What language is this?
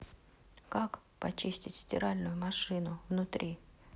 Russian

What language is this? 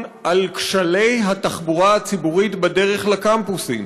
Hebrew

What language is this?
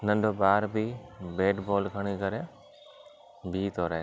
Sindhi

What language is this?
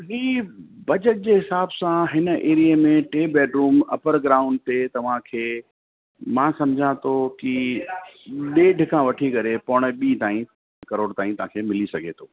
Sindhi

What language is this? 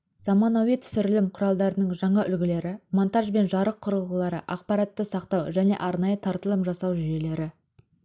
Kazakh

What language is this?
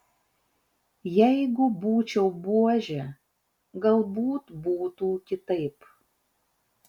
Lithuanian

